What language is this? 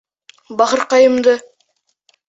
Bashkir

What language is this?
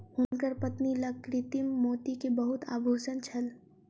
Maithili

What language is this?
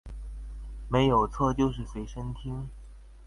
Chinese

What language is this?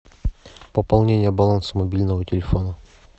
Russian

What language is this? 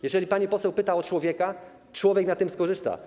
Polish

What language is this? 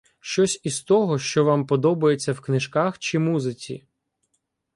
Ukrainian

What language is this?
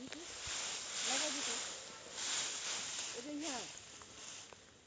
Chhattisgarhi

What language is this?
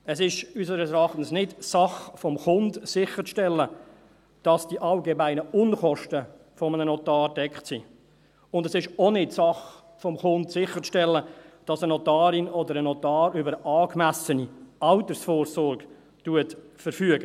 Swiss German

